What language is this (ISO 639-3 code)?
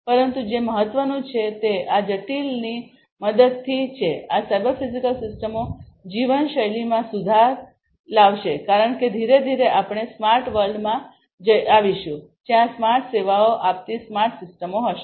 guj